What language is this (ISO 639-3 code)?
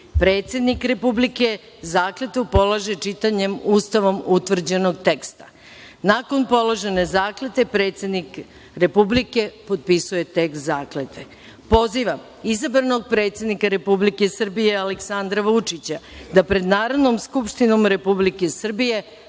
srp